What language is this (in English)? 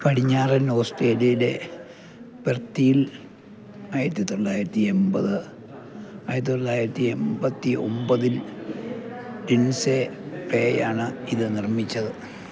Malayalam